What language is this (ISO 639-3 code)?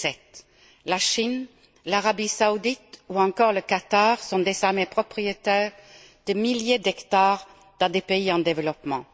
fra